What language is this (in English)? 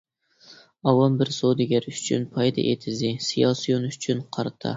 Uyghur